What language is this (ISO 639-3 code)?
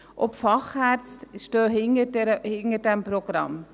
gsw